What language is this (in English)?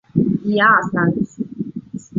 Chinese